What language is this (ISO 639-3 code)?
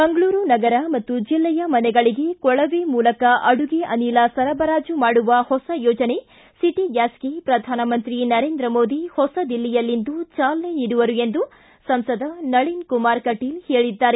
kan